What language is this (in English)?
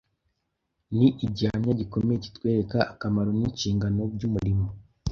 Kinyarwanda